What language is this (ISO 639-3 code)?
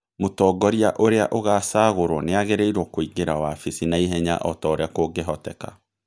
kik